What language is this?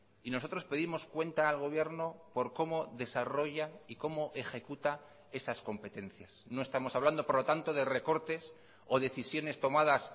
Spanish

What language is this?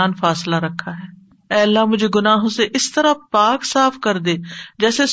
Urdu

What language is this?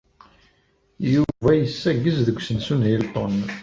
Kabyle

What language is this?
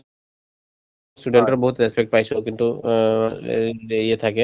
Assamese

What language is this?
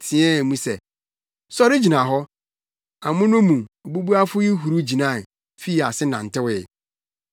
Akan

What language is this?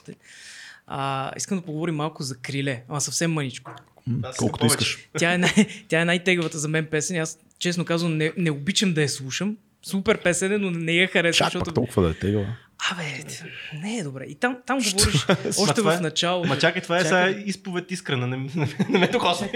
Bulgarian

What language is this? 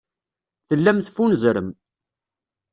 Kabyle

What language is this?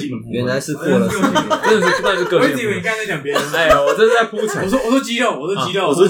Chinese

